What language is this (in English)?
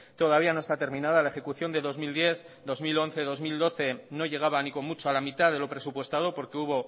Spanish